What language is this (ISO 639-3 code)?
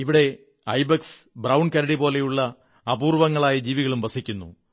mal